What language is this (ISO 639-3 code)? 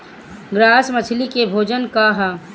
bho